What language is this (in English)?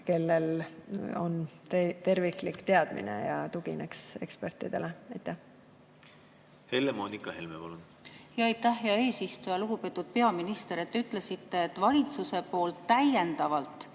Estonian